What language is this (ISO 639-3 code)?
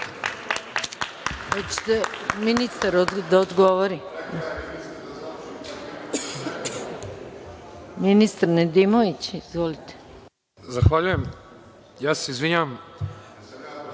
srp